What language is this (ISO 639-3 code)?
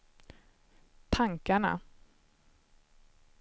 swe